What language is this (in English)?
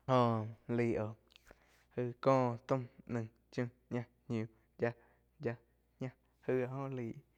Quiotepec Chinantec